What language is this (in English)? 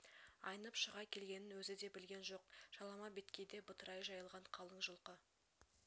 Kazakh